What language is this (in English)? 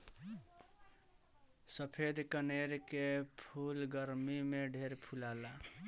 Bhojpuri